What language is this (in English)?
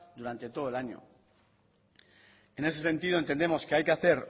Spanish